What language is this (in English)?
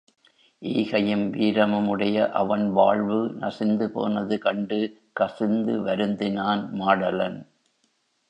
Tamil